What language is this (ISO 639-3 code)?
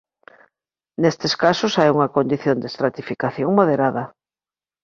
glg